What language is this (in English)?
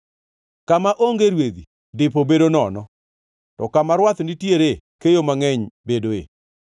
Luo (Kenya and Tanzania)